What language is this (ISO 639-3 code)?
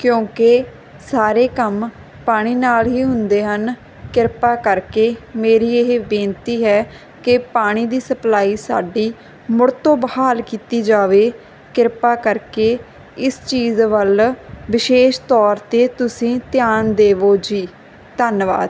pan